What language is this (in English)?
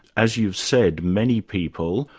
English